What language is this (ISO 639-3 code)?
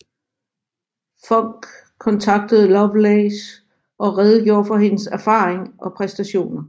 dan